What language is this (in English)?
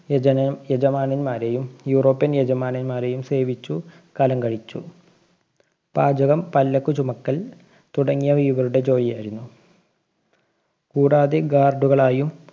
Malayalam